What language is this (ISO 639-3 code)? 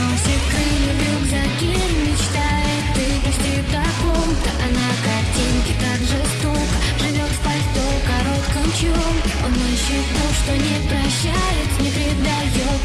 rus